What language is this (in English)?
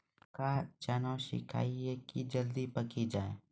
Maithili